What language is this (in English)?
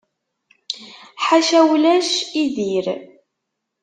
Kabyle